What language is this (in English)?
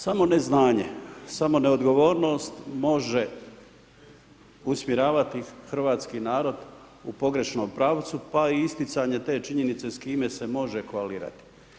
Croatian